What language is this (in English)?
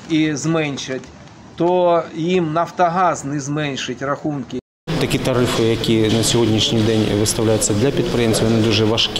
Ukrainian